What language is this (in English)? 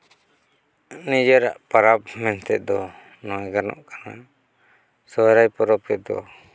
Santali